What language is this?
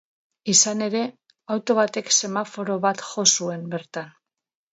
Basque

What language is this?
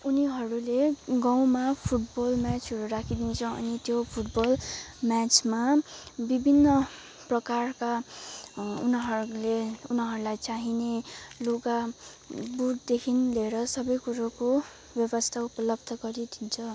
Nepali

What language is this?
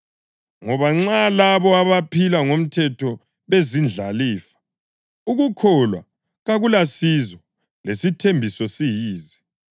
North Ndebele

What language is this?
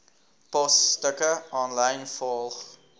Afrikaans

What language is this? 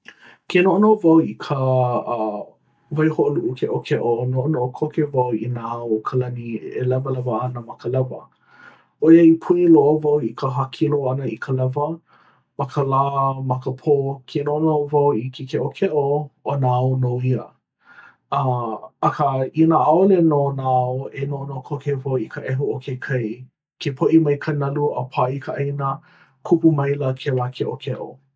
Hawaiian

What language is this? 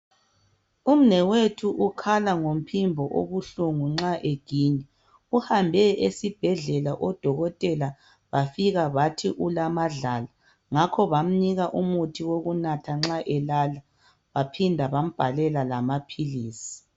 North Ndebele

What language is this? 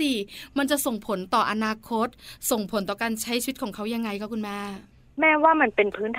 Thai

